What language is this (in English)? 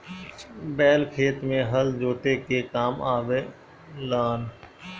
Bhojpuri